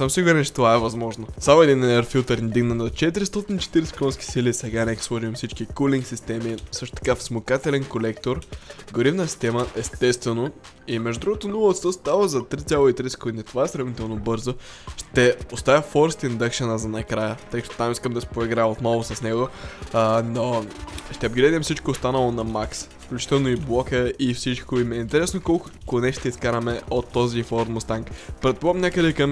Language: Bulgarian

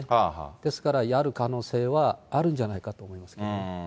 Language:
Japanese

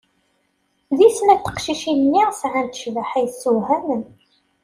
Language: Kabyle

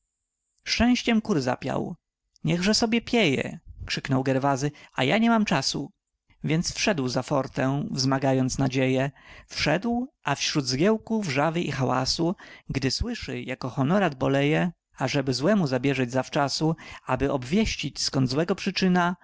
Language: Polish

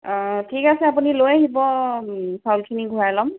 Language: Assamese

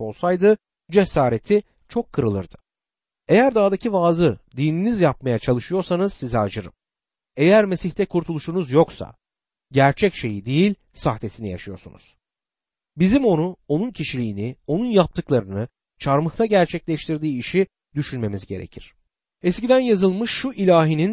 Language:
Turkish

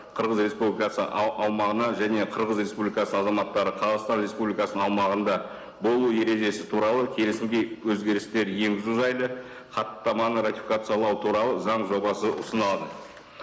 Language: Kazakh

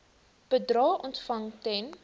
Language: Afrikaans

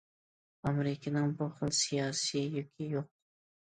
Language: Uyghur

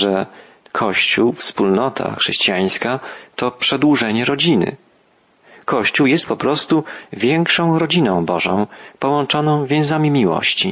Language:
Polish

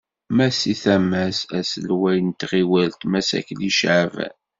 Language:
Kabyle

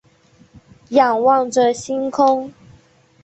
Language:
Chinese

